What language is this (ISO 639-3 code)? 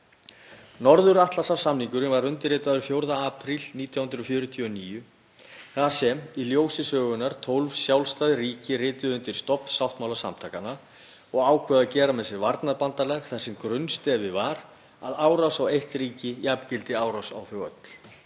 isl